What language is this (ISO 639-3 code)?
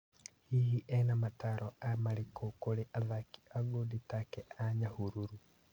kik